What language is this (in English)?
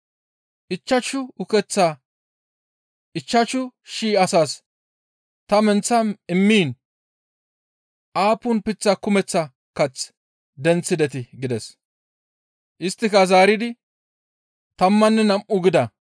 Gamo